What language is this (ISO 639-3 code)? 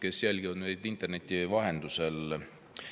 est